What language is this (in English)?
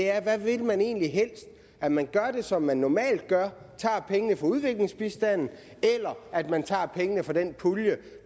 Danish